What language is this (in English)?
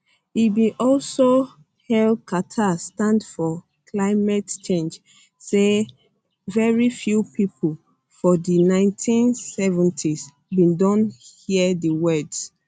Nigerian Pidgin